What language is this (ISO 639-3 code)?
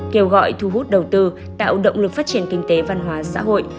vie